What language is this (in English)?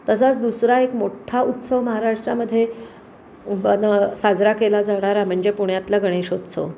Marathi